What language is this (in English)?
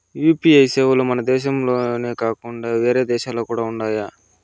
Telugu